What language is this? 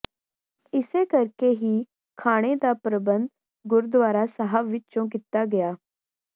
Punjabi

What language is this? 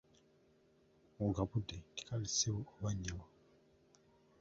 Ganda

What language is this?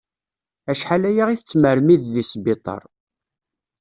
Kabyle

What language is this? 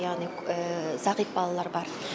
Kazakh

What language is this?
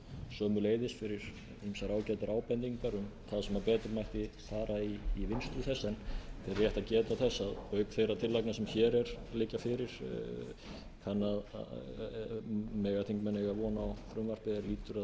Icelandic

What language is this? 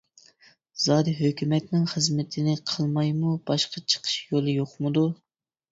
Uyghur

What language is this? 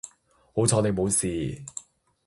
Cantonese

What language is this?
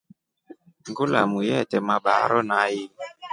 Rombo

